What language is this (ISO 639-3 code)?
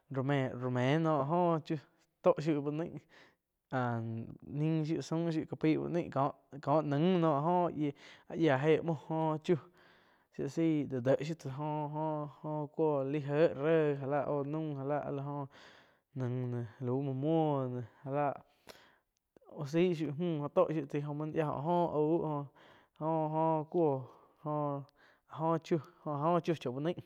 chq